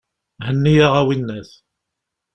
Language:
Kabyle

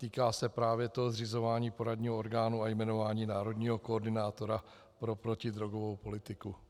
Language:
Czech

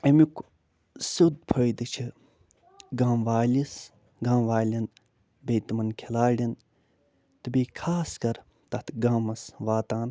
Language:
Kashmiri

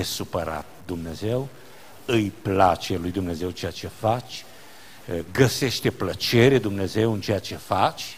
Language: Romanian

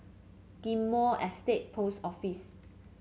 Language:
English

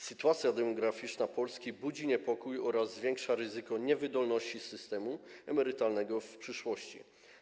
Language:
Polish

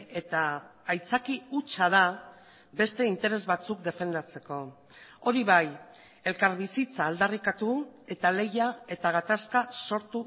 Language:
Basque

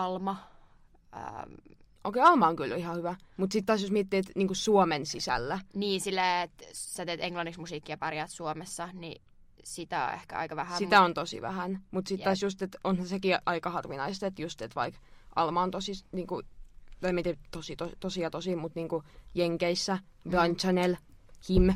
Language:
Finnish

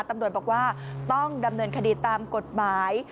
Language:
Thai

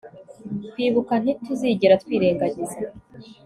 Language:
Kinyarwanda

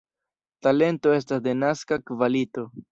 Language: Esperanto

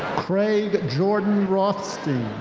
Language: English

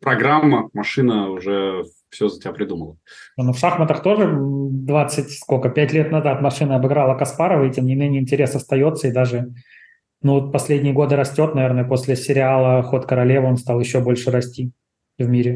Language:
Russian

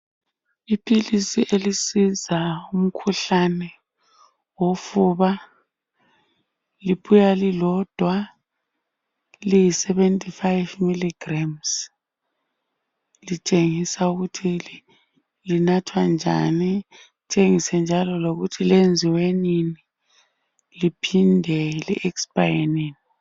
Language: North Ndebele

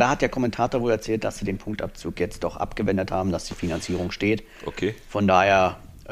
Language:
German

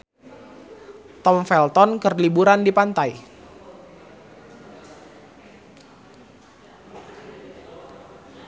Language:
Sundanese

